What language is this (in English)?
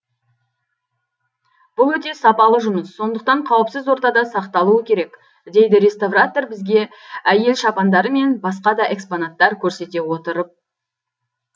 Kazakh